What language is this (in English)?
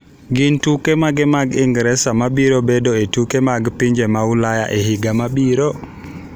Luo (Kenya and Tanzania)